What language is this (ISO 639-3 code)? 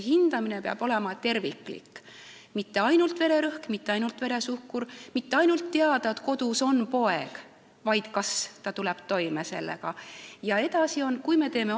est